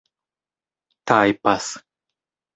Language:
Esperanto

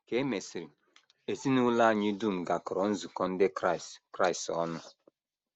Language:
Igbo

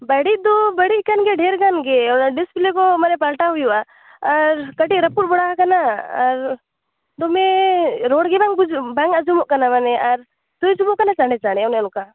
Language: Santali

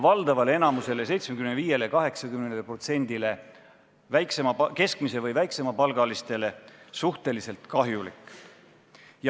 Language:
Estonian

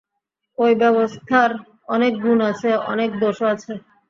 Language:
Bangla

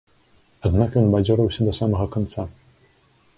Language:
Belarusian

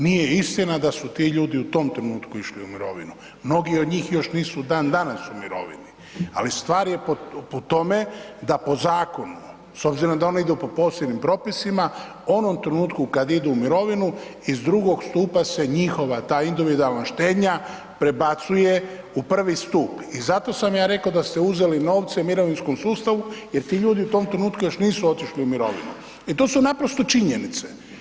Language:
Croatian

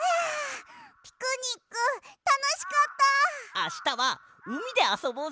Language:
Japanese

